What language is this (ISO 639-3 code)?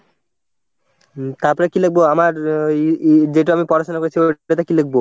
ben